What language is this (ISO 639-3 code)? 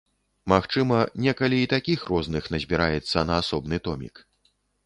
bel